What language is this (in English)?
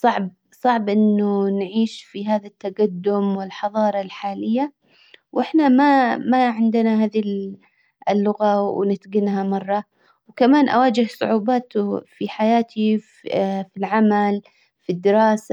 Hijazi Arabic